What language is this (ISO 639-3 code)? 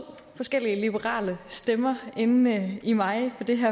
dan